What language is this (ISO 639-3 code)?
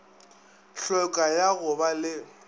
nso